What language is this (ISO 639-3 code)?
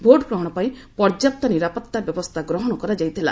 ori